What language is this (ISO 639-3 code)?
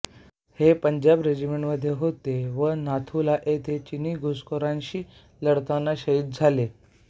mar